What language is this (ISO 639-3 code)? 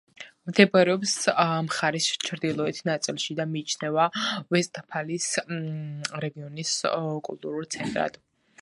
kat